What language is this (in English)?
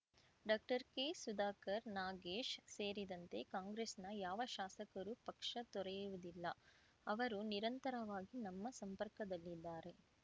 Kannada